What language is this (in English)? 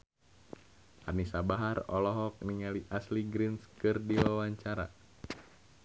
Sundanese